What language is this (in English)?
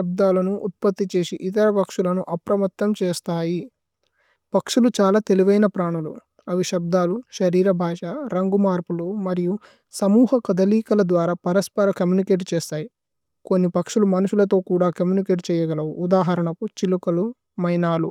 Tulu